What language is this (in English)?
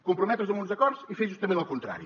Catalan